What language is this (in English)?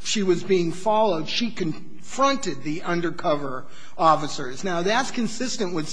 English